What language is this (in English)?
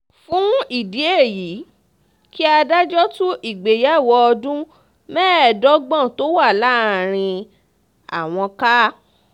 Yoruba